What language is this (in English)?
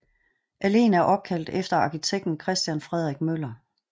Danish